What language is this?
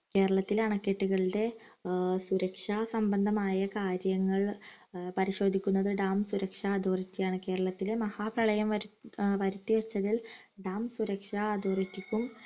Malayalam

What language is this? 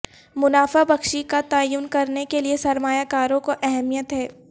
Urdu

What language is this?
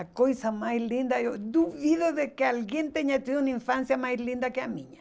Portuguese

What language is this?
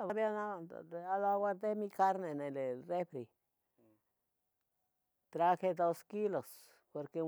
Tetelcingo Nahuatl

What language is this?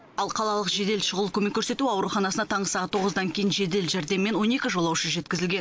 Kazakh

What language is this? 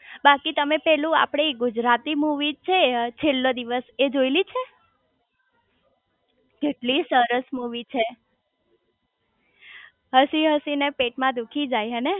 Gujarati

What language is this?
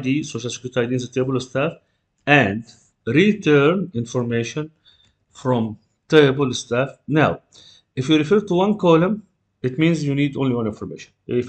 English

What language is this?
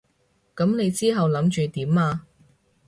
Cantonese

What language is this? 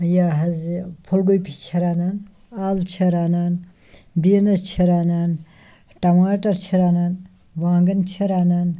Kashmiri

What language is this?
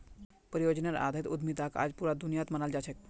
Magahi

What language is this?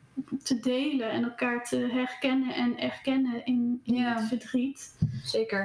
Dutch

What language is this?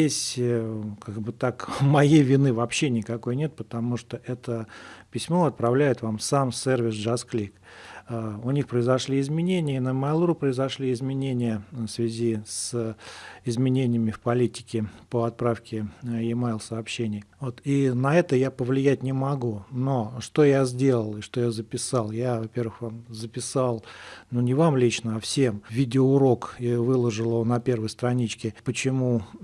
Russian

